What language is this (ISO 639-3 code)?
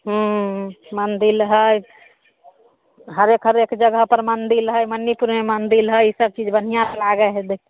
mai